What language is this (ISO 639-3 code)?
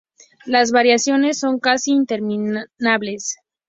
spa